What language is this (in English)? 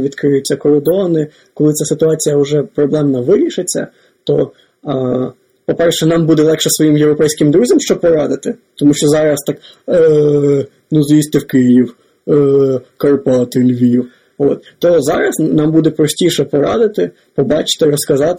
Ukrainian